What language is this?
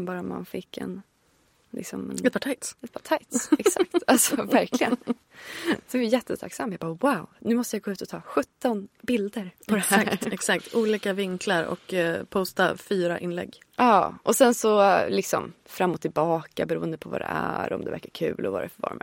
Swedish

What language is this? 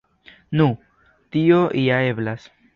Esperanto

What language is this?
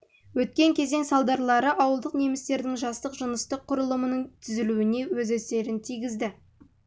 Kazakh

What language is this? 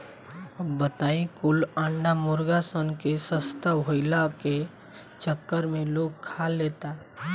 Bhojpuri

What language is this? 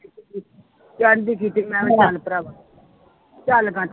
Punjabi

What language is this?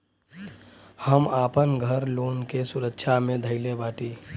Bhojpuri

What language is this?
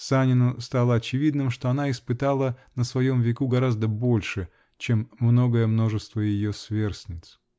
Russian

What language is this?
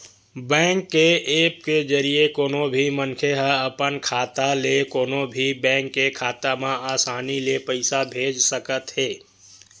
Chhattisgarhi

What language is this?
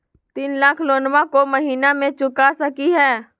Magahi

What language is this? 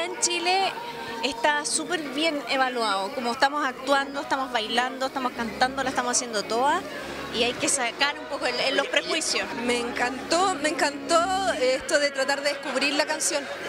Spanish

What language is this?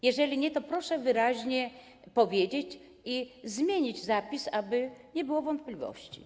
Polish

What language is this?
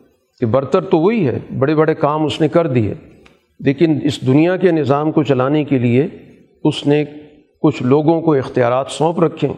Urdu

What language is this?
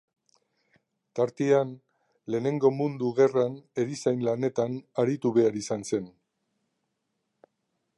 Basque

